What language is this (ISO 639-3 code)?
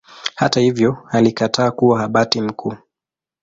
swa